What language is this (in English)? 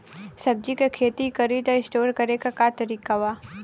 Bhojpuri